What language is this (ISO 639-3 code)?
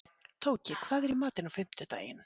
isl